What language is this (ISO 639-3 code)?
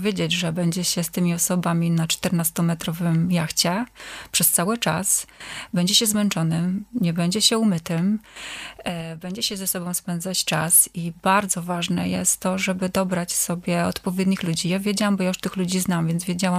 pol